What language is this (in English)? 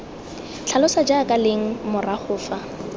Tswana